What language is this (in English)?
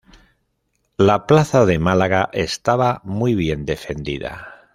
Spanish